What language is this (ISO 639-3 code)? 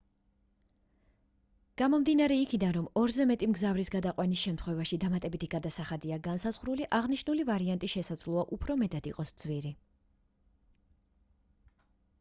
kat